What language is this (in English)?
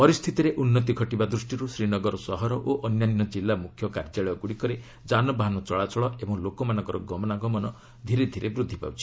Odia